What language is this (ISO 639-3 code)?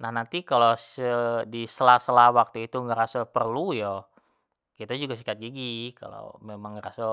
jax